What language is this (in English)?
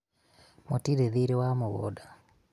Kikuyu